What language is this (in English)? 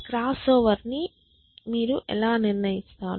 Telugu